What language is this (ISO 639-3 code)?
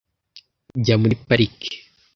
kin